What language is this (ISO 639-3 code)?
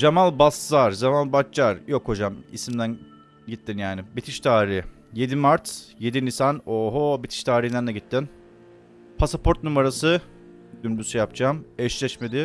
tur